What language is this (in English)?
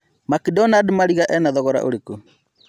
Kikuyu